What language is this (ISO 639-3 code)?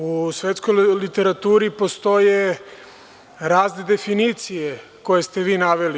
srp